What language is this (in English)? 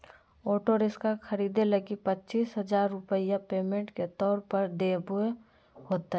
Magahi